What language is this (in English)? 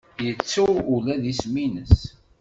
Kabyle